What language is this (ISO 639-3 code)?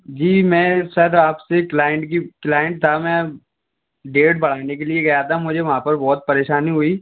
hin